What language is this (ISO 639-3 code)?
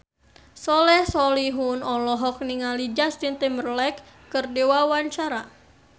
sun